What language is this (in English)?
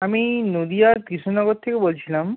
Bangla